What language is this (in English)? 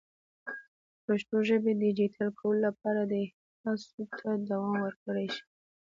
Pashto